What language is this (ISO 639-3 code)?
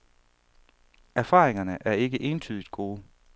dan